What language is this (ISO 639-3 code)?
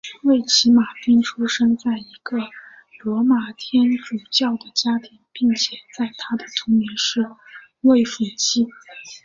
zho